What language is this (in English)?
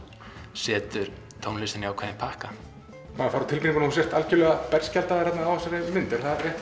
Icelandic